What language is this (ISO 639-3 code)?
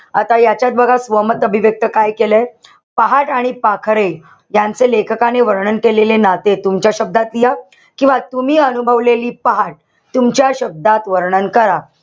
mar